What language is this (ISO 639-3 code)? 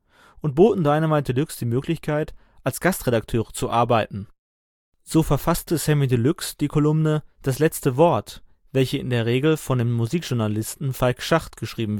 deu